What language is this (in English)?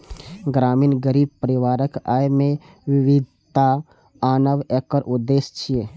Maithili